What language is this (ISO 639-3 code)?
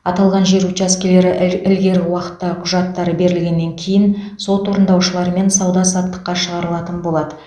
kaz